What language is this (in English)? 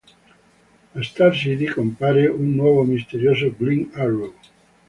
Italian